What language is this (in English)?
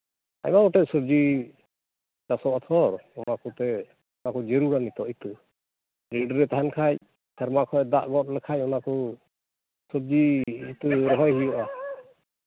Santali